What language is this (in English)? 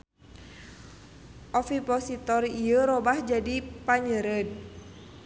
Sundanese